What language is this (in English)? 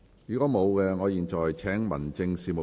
Cantonese